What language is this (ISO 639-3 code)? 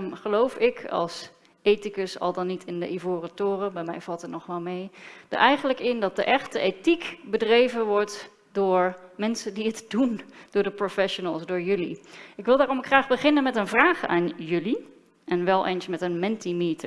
nld